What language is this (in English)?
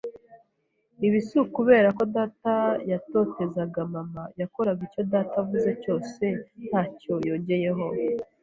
Kinyarwanda